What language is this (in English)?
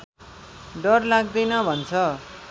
Nepali